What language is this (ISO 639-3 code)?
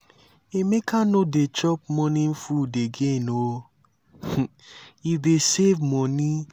pcm